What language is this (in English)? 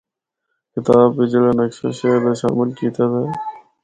Northern Hindko